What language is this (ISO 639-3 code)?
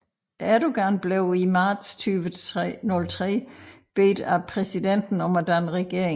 dan